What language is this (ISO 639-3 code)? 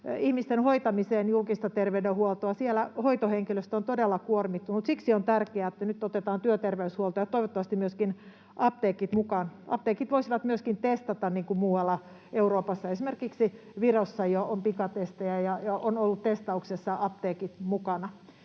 fin